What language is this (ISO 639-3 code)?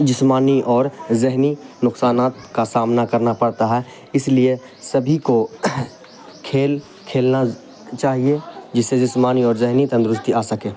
urd